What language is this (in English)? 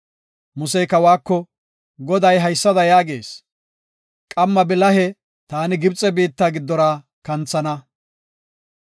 Gofa